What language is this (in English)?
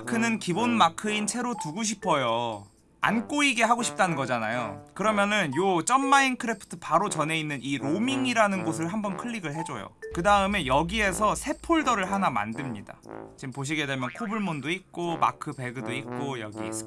Korean